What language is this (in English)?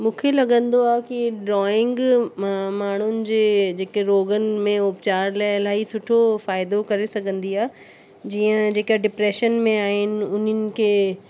Sindhi